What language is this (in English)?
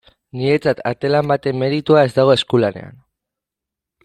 Basque